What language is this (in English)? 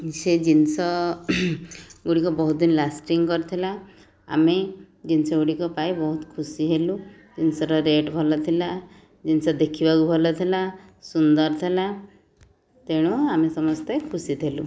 Odia